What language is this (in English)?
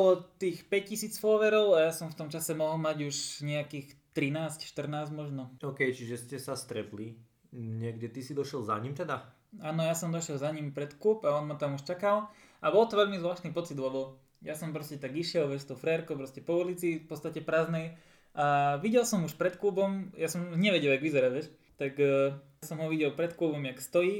Slovak